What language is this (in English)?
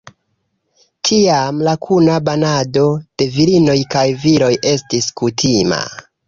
Esperanto